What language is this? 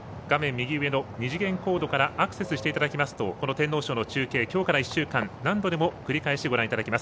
Japanese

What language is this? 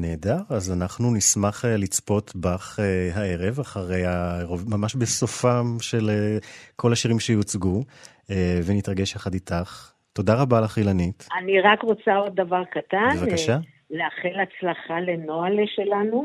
Hebrew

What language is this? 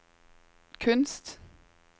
Norwegian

